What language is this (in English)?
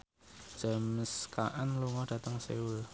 Javanese